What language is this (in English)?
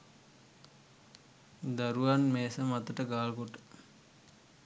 Sinhala